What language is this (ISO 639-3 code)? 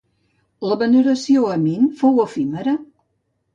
cat